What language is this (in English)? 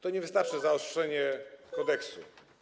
Polish